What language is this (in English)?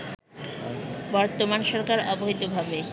Bangla